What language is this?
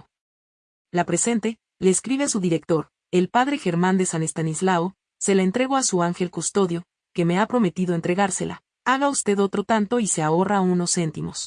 Spanish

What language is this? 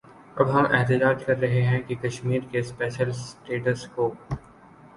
Urdu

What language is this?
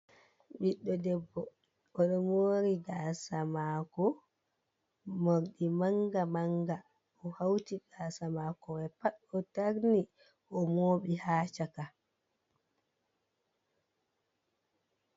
Fula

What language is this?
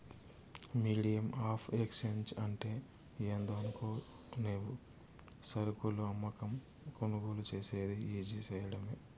Telugu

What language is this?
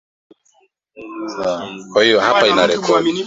Swahili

